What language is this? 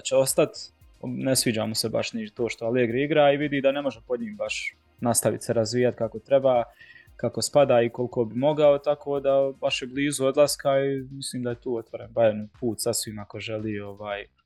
Croatian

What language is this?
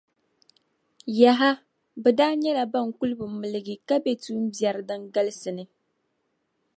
Dagbani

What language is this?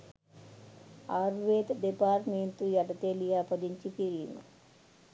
Sinhala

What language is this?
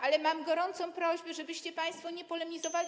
Polish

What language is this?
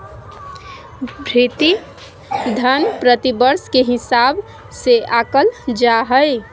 Magahi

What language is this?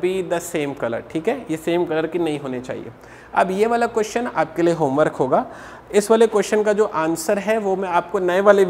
Hindi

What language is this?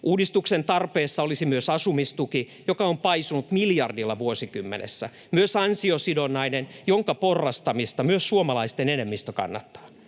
Finnish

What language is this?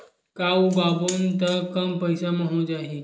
Chhattisgarhi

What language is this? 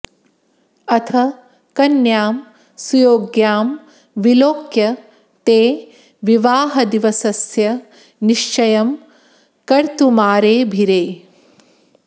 Sanskrit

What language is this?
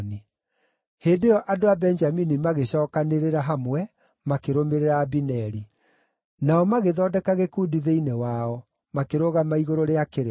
Kikuyu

